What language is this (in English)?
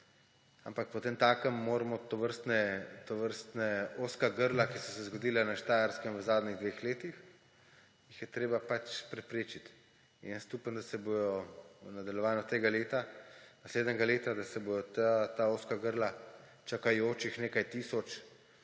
Slovenian